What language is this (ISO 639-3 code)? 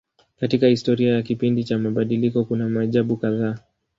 swa